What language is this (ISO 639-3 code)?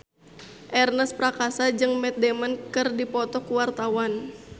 sun